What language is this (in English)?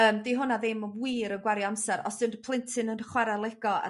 Welsh